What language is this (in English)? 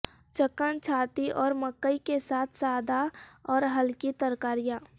Urdu